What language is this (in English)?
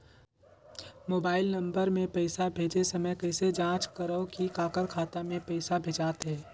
Chhattisgarhi